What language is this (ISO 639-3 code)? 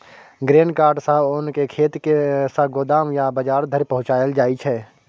mai